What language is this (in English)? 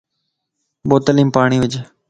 Lasi